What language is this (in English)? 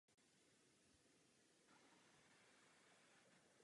Czech